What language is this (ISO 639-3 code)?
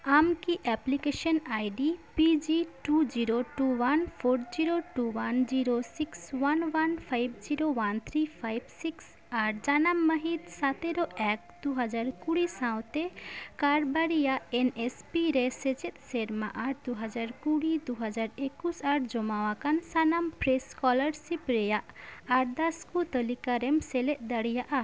sat